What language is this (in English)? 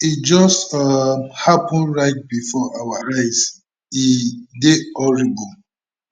Nigerian Pidgin